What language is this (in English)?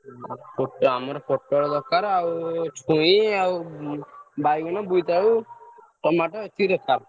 Odia